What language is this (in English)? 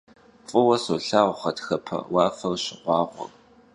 Kabardian